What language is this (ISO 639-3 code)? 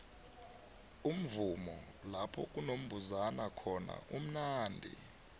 nbl